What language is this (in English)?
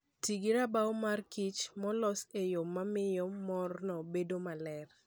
Luo (Kenya and Tanzania)